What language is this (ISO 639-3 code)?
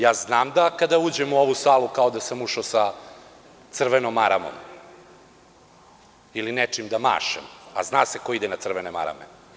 srp